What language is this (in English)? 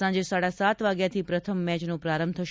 Gujarati